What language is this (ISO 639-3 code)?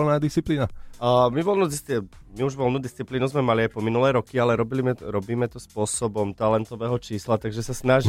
slk